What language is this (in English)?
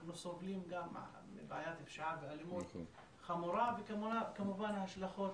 Hebrew